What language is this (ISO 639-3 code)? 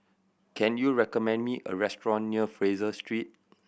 eng